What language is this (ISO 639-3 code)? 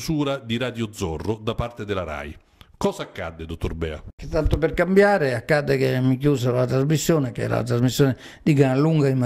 ita